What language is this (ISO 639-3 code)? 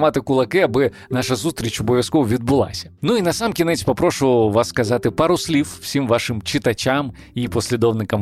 ukr